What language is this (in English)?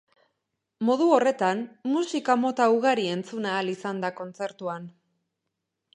Basque